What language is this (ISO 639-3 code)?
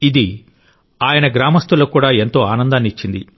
tel